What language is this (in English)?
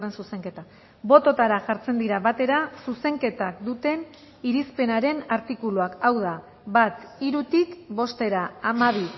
Basque